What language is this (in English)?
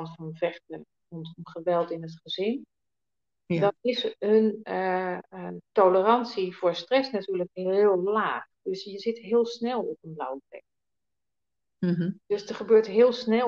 Dutch